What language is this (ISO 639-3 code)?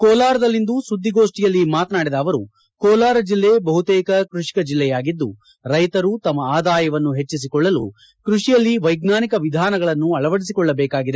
kan